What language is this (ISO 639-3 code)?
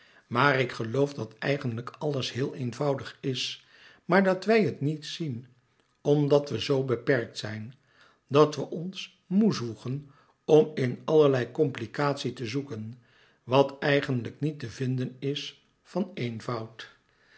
nld